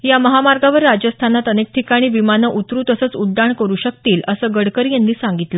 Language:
Marathi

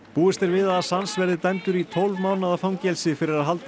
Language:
Icelandic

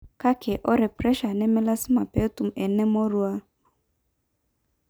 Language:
Masai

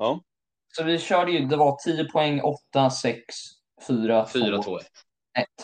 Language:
Swedish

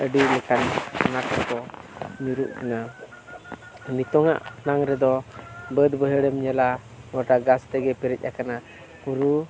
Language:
Santali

